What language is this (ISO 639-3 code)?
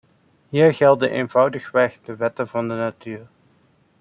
nld